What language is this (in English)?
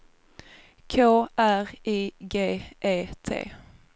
Swedish